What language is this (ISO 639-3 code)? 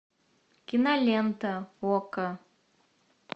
rus